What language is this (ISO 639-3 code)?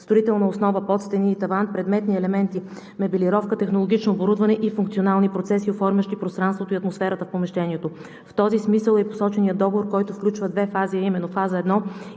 bul